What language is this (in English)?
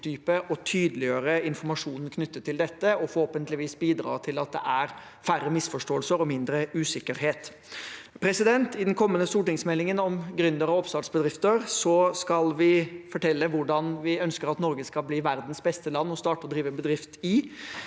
Norwegian